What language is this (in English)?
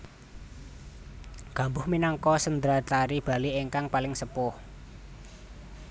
Javanese